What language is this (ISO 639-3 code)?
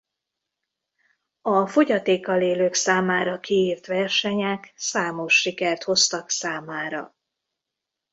hun